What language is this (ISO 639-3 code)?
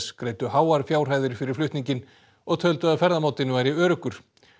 isl